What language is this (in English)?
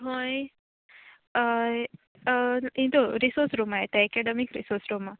Konkani